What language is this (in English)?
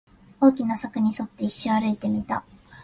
Japanese